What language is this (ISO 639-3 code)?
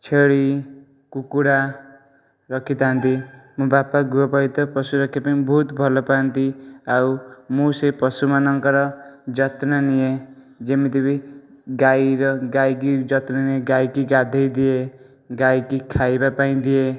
ori